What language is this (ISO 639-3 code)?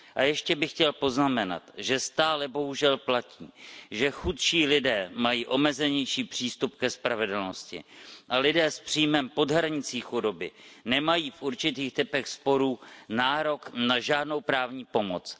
ces